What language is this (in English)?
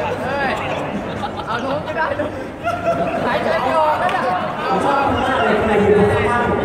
Thai